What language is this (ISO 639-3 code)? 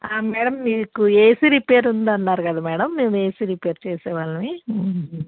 tel